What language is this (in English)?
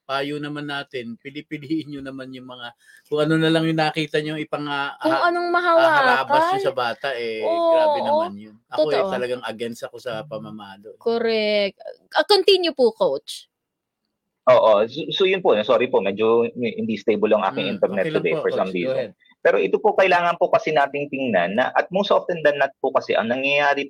Filipino